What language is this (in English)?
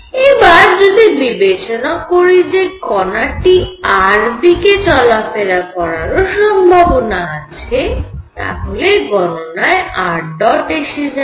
Bangla